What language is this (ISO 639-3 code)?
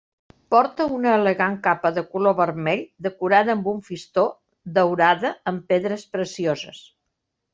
cat